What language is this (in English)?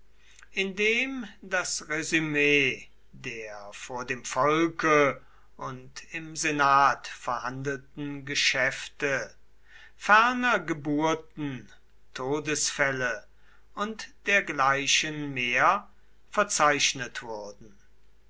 German